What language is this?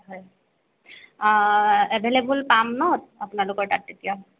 Assamese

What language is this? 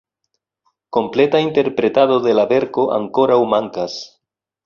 Esperanto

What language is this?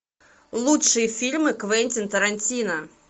Russian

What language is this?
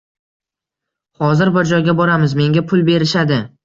Uzbek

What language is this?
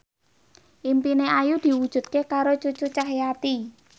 Javanese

